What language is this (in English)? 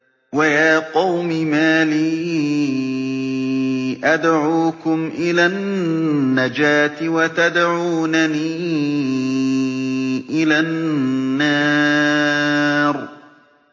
Arabic